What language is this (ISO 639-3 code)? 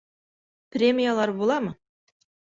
bak